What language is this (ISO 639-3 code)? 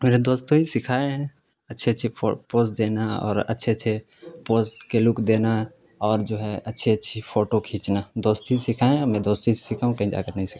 urd